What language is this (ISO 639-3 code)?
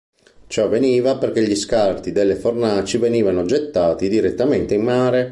ita